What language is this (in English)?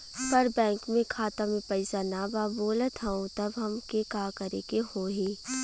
Bhojpuri